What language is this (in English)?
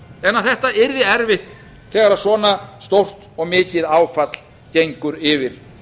Icelandic